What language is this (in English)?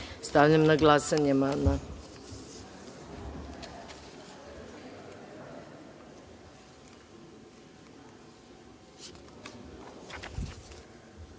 Serbian